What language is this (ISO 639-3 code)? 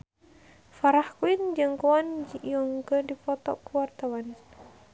sun